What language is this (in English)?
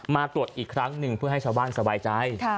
Thai